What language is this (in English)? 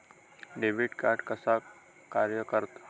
Marathi